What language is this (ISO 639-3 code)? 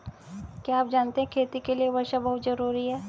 hin